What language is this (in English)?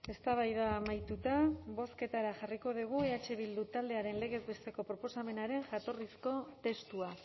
Basque